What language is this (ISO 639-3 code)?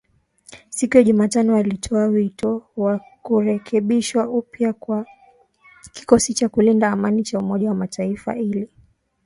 swa